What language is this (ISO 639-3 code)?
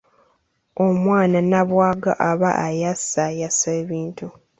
lug